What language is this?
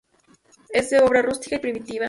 Spanish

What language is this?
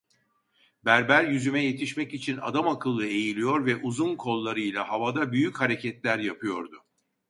Turkish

